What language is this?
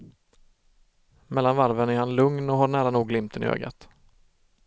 Swedish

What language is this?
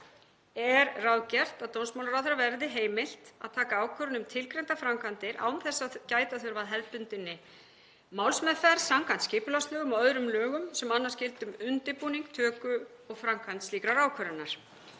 Icelandic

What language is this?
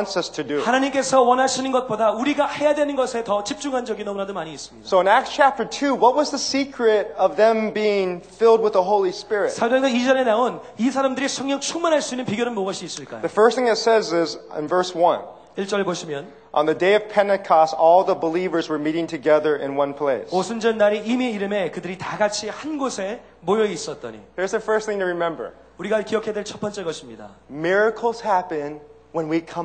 Korean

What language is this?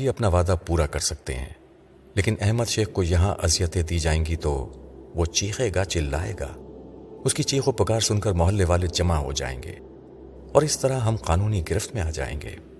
Urdu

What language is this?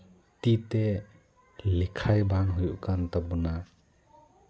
Santali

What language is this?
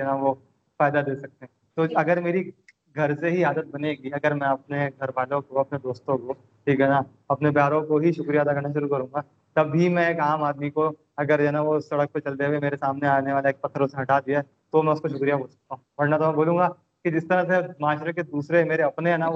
Urdu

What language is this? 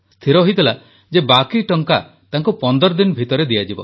Odia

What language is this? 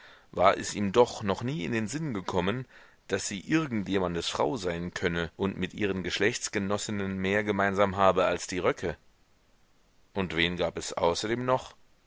German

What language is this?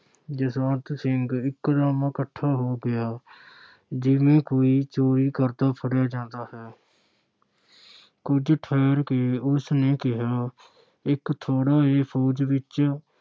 Punjabi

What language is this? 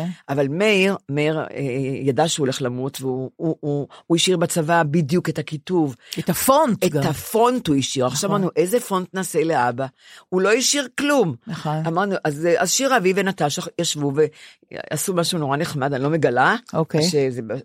Hebrew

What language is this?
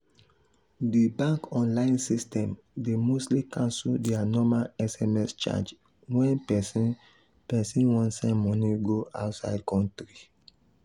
Nigerian Pidgin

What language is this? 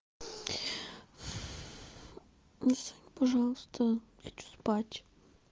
Russian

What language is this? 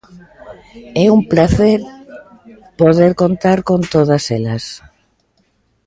Galician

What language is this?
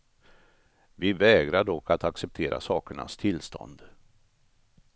Swedish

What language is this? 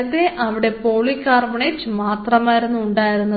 Malayalam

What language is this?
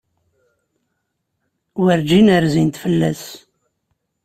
Kabyle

